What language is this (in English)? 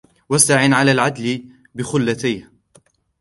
Arabic